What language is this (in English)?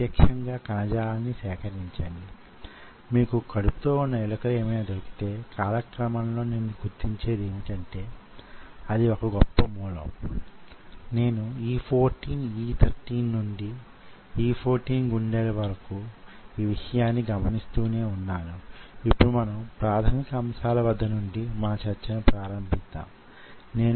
Telugu